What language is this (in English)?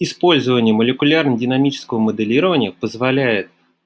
Russian